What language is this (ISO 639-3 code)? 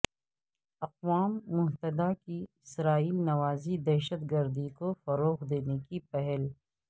urd